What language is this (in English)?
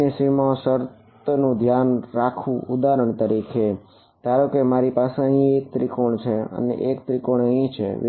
Gujarati